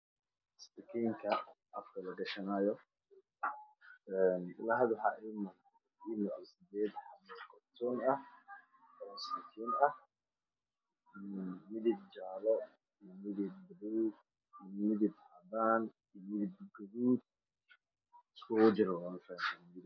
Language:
Somali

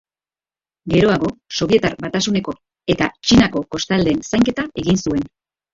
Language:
Basque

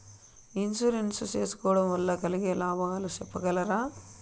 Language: Telugu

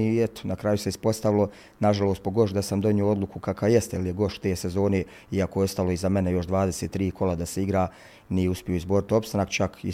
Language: Croatian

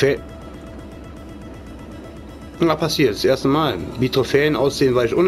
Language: German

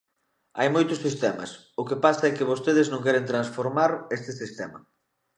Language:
Galician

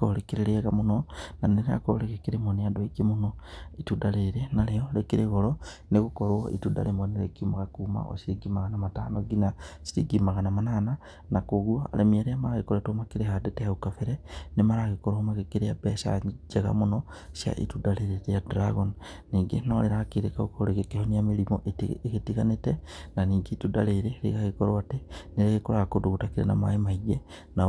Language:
Kikuyu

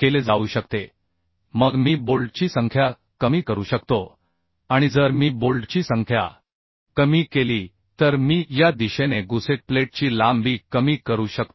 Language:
Marathi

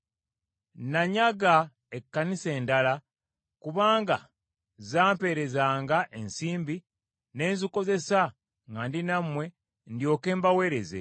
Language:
Ganda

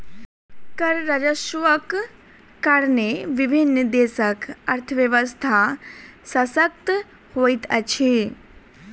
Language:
Maithili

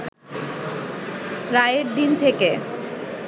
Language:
Bangla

